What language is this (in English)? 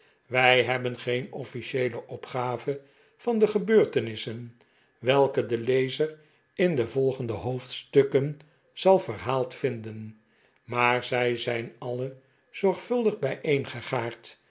Dutch